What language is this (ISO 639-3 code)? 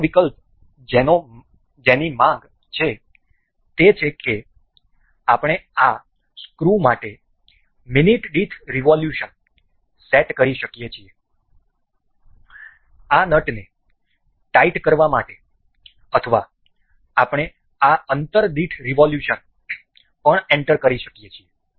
guj